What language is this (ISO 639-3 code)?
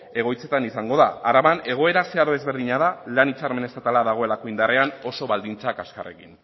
eus